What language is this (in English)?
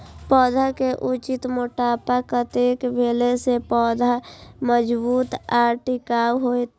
Maithili